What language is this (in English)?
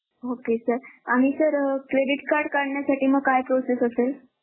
Marathi